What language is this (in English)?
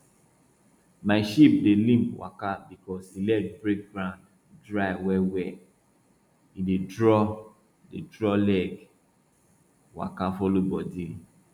Nigerian Pidgin